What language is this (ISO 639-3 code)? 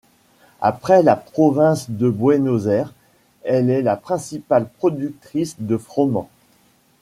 fra